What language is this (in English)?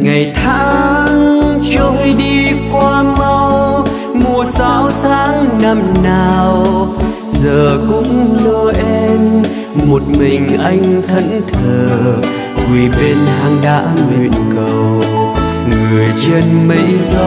Vietnamese